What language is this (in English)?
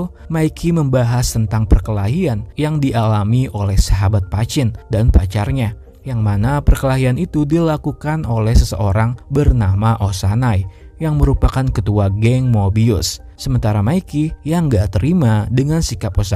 Indonesian